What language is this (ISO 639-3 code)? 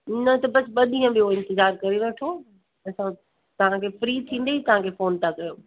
snd